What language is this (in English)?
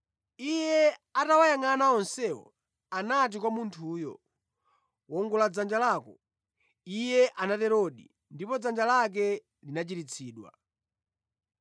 Nyanja